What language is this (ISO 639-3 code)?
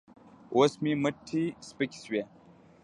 pus